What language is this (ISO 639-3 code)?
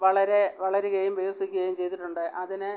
mal